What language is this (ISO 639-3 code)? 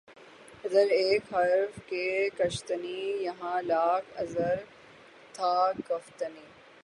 urd